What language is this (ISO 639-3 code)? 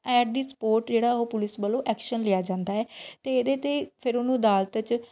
pan